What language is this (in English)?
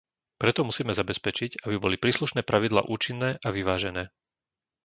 Slovak